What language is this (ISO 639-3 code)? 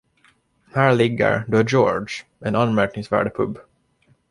swe